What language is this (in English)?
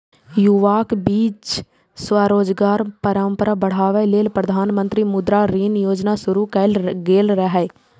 Maithili